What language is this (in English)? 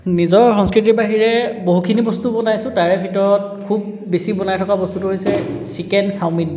Assamese